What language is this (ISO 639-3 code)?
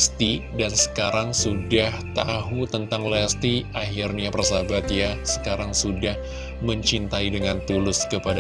ind